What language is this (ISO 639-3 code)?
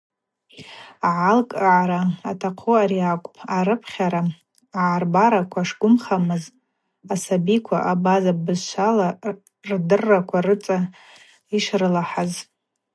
abq